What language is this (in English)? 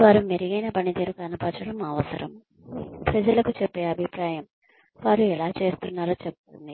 Telugu